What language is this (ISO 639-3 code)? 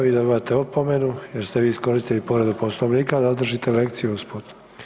hrv